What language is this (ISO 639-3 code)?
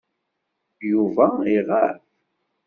kab